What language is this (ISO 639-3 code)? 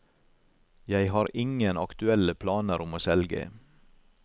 nor